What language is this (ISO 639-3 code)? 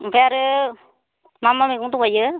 brx